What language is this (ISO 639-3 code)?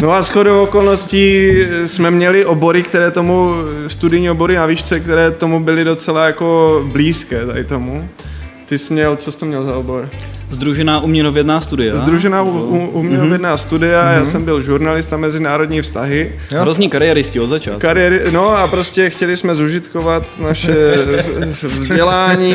ces